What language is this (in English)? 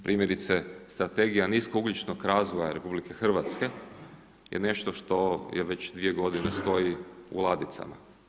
Croatian